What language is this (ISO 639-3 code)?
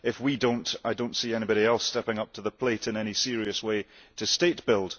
eng